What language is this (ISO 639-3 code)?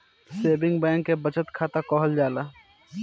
bho